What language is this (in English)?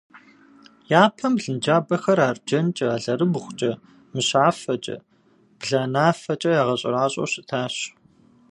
Kabardian